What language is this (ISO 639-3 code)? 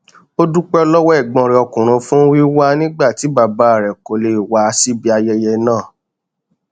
yor